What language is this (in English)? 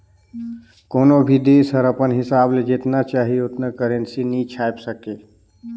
Chhattisgarhi